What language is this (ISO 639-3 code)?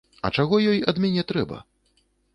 bel